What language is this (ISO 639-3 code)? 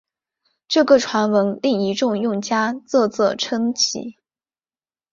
zho